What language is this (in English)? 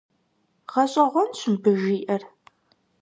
Kabardian